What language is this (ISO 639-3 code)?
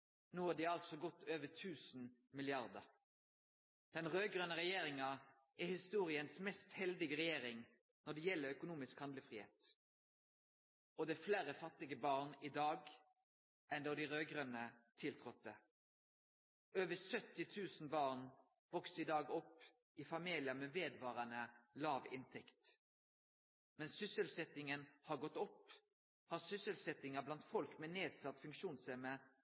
nno